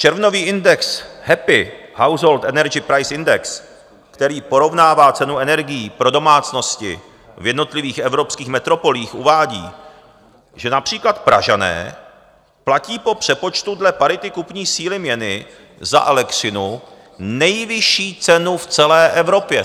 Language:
Czech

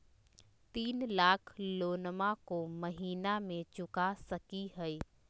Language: Magahi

